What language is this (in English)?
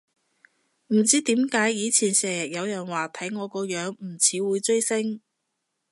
Cantonese